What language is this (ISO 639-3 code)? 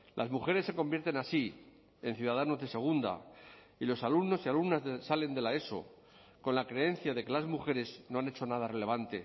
spa